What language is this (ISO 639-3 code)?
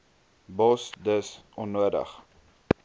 afr